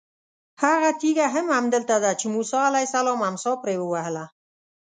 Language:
Pashto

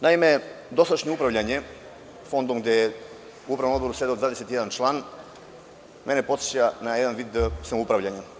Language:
Serbian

